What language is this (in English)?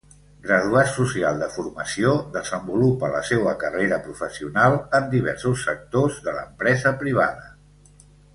Catalan